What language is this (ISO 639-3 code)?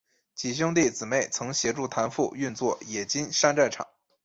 zho